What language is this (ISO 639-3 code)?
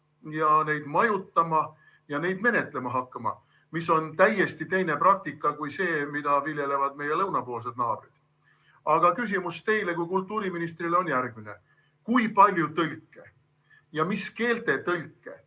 est